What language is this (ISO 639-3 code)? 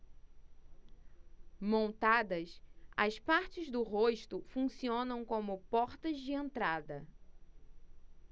por